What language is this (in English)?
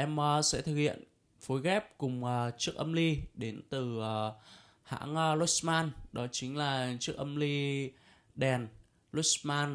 Vietnamese